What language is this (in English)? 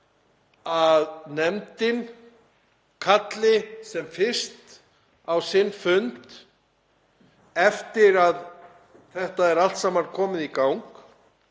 Icelandic